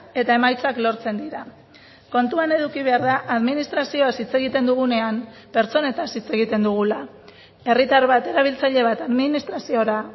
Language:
Basque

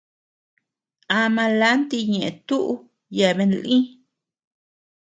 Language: Tepeuxila Cuicatec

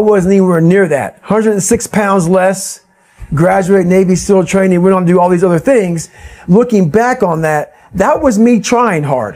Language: English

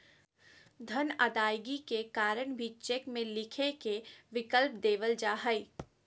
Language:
Magahi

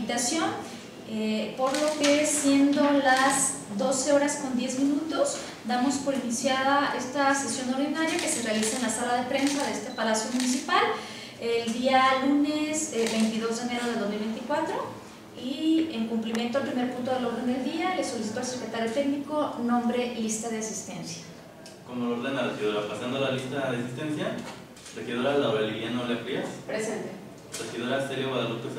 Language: Spanish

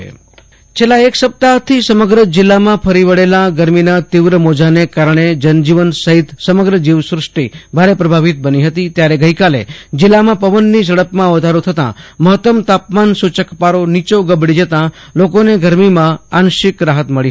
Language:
Gujarati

